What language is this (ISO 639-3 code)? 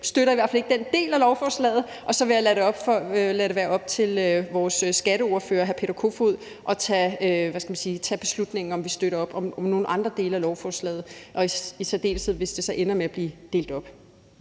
dan